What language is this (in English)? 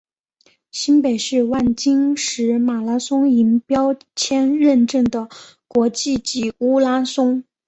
Chinese